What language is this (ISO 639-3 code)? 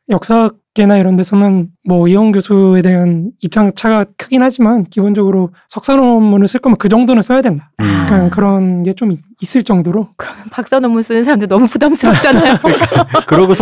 kor